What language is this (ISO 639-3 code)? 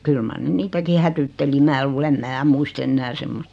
fin